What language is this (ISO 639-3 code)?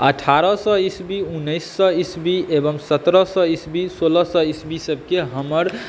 mai